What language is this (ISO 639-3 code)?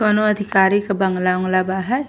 bho